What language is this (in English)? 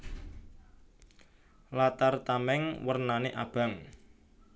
Javanese